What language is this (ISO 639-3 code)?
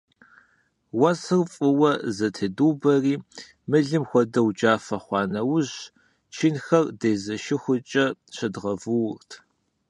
kbd